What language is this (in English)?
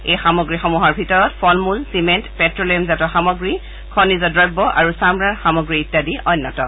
Assamese